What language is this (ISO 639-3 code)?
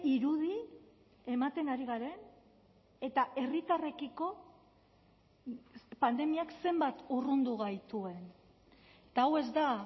eus